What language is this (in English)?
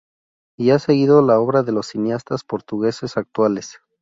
Spanish